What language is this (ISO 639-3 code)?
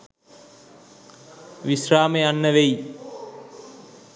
sin